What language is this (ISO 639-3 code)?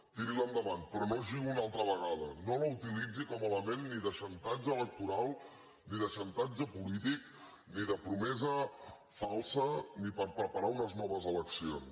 cat